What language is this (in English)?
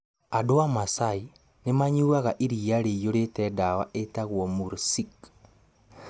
Kikuyu